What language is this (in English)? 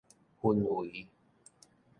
Min Nan Chinese